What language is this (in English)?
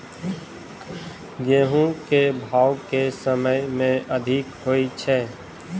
Maithili